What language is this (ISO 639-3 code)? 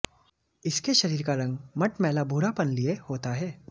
hin